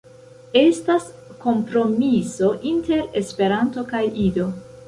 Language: Esperanto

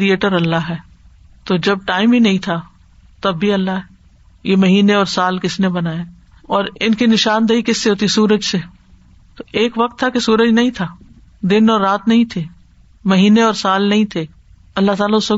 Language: Urdu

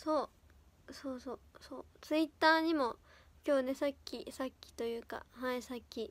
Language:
Japanese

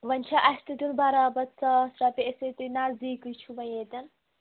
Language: Kashmiri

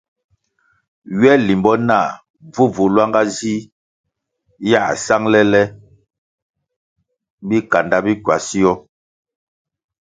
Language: Kwasio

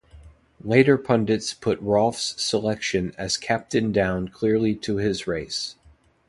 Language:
English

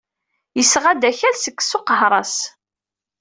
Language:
Kabyle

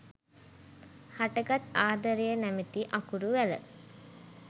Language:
Sinhala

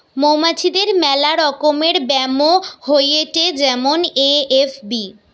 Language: Bangla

